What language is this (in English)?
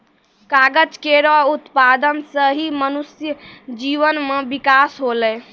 Maithili